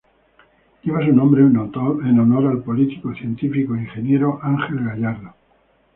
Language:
Spanish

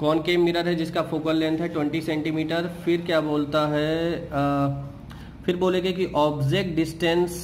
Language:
Hindi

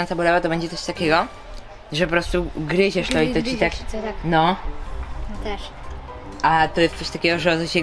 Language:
Polish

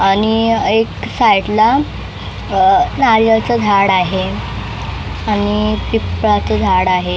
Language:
Marathi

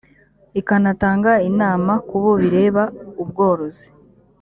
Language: Kinyarwanda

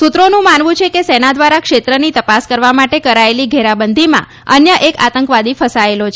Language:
Gujarati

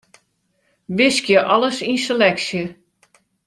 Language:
Western Frisian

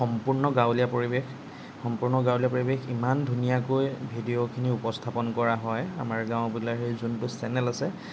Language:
Assamese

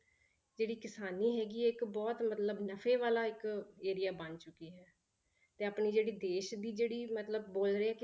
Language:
Punjabi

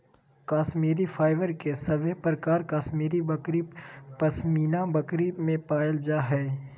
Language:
Magahi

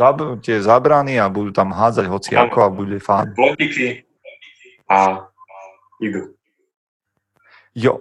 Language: Slovak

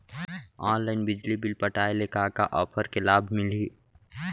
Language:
Chhattisgarhi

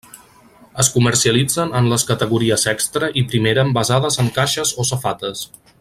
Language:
Catalan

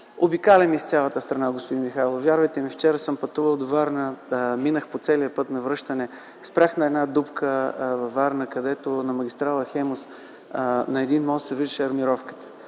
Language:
Bulgarian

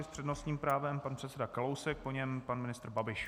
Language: Czech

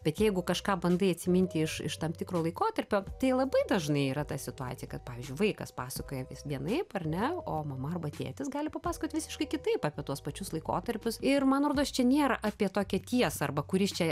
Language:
Lithuanian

